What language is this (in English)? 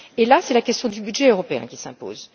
French